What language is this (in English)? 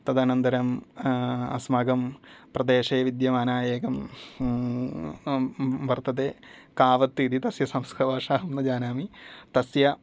Sanskrit